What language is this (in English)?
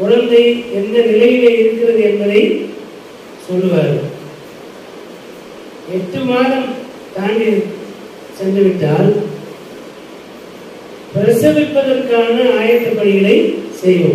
Romanian